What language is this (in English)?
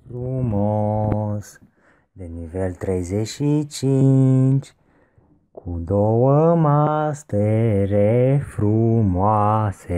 Romanian